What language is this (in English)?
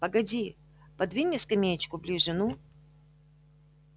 Russian